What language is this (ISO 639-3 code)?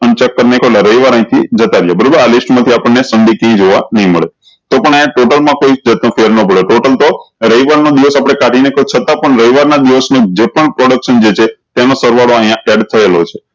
guj